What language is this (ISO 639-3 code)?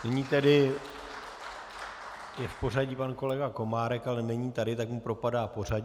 ces